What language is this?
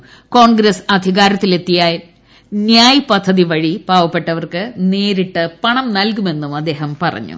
Malayalam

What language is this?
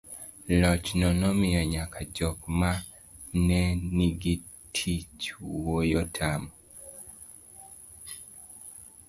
Luo (Kenya and Tanzania)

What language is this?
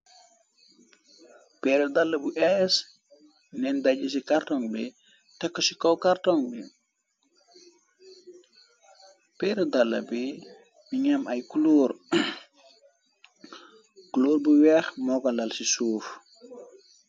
Wolof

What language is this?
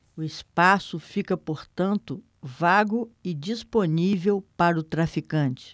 Portuguese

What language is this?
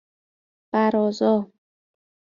Persian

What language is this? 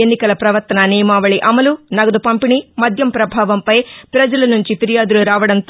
Telugu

